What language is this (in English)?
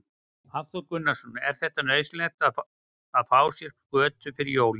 Icelandic